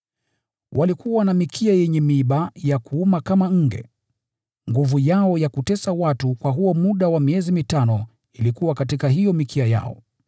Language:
Swahili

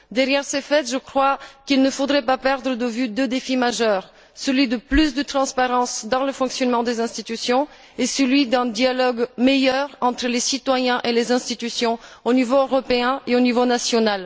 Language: French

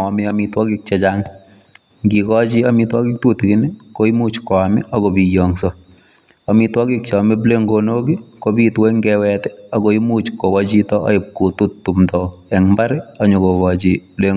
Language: Kalenjin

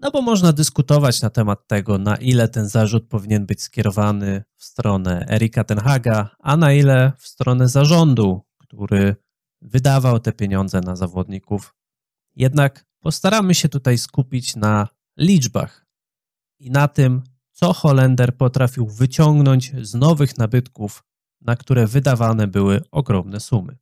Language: Polish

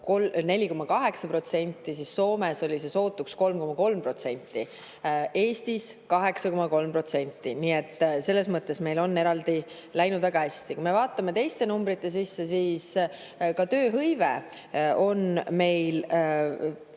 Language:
Estonian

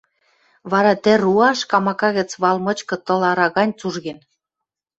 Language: Western Mari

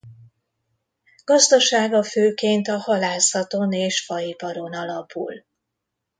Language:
Hungarian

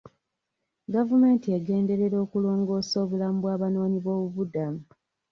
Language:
Ganda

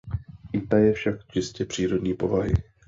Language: Czech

